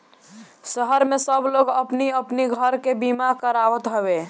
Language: Bhojpuri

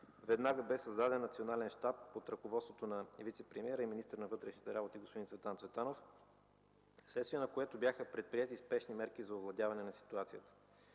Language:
Bulgarian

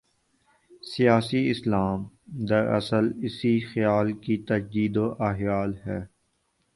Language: Urdu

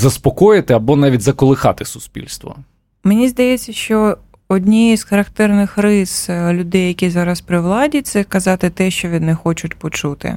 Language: Ukrainian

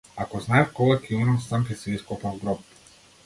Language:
Macedonian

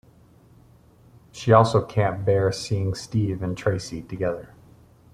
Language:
English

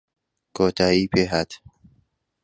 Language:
Central Kurdish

